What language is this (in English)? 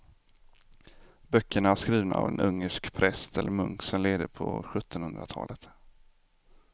Swedish